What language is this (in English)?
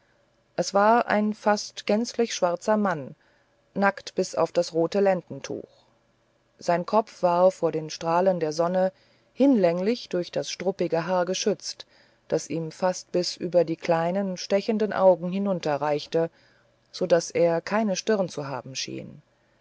German